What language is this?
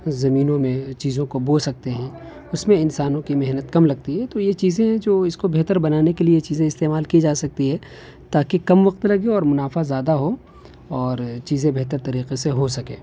Urdu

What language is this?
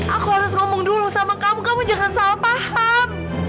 Indonesian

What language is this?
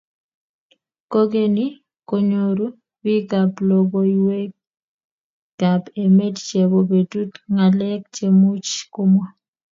Kalenjin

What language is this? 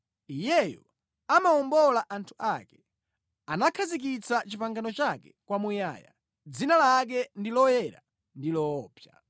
Nyanja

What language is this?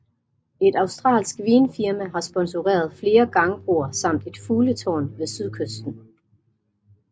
Danish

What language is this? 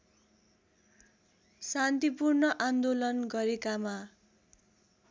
Nepali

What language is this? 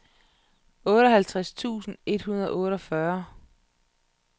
Danish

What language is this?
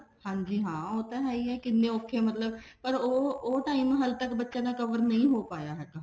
Punjabi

